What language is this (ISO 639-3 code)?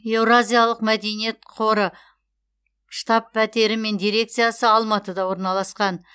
kaz